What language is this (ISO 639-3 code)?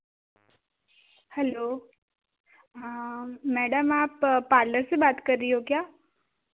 hin